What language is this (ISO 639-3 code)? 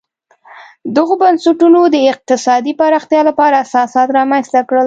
pus